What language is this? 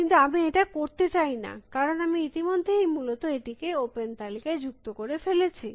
Bangla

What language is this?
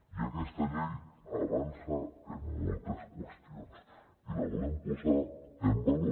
Catalan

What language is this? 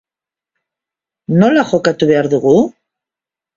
Basque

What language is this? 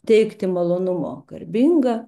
Lithuanian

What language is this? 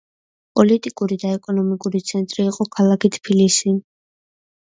Georgian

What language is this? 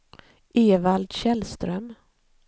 Swedish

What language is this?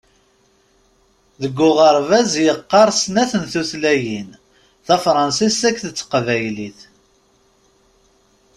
Kabyle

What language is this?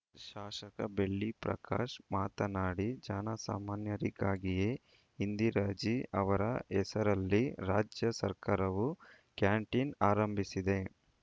Kannada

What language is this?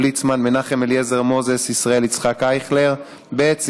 Hebrew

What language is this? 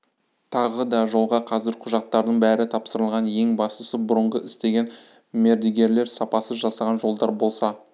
Kazakh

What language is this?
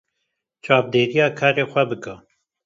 Kurdish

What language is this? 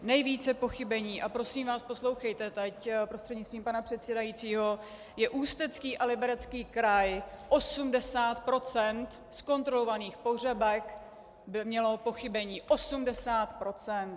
Czech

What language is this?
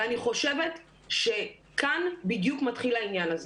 Hebrew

